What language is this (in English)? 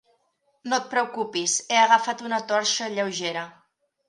Catalan